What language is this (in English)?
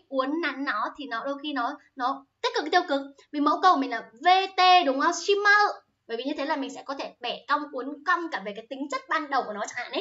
Vietnamese